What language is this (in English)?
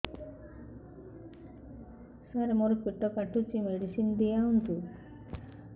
Odia